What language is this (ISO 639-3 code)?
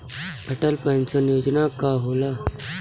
bho